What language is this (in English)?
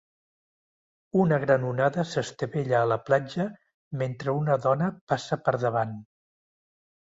Catalan